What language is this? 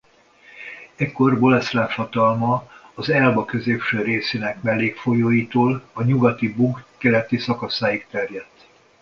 Hungarian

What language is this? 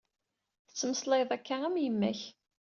Kabyle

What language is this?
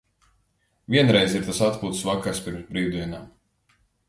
Latvian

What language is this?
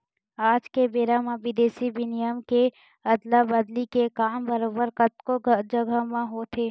Chhattisgarhi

